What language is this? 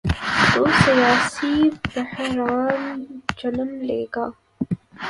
Urdu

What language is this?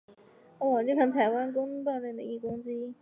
Chinese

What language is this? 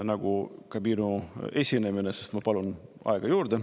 Estonian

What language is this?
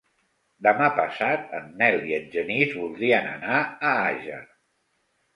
Catalan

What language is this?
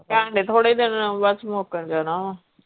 Punjabi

